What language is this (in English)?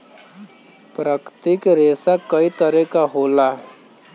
Bhojpuri